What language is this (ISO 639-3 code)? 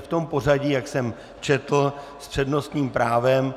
ces